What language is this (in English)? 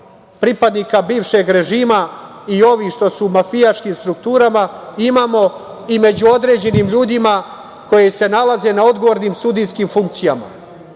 Serbian